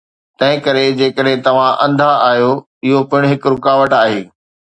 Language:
Sindhi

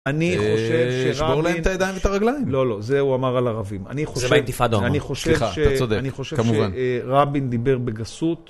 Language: Hebrew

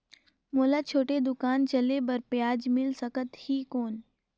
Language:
Chhattisgarhi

